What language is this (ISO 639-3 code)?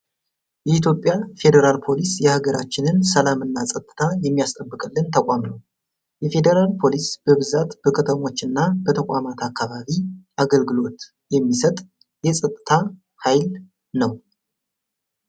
amh